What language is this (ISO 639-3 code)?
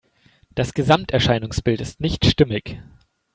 deu